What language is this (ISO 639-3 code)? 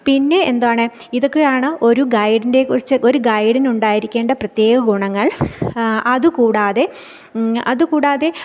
mal